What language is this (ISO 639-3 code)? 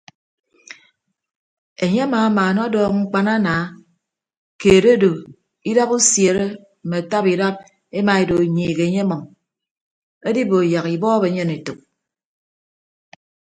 ibb